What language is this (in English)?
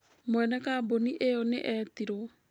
Kikuyu